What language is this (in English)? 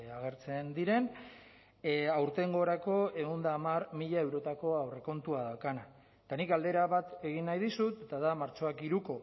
Basque